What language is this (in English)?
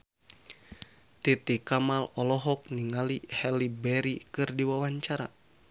Sundanese